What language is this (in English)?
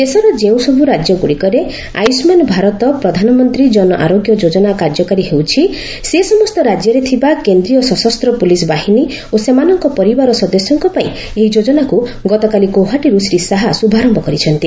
Odia